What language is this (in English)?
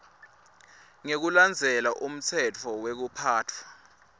Swati